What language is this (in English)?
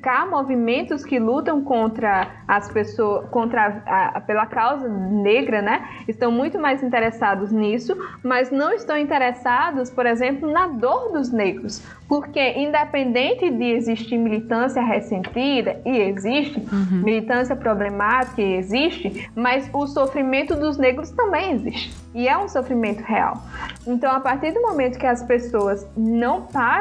Portuguese